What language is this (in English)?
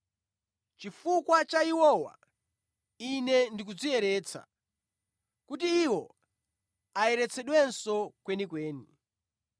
Nyanja